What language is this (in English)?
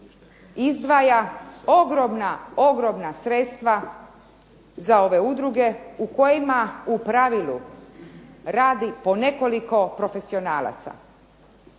Croatian